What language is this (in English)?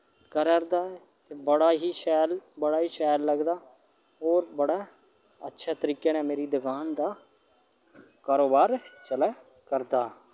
Dogri